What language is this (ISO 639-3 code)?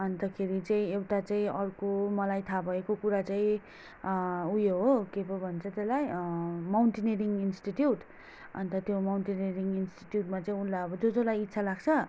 nep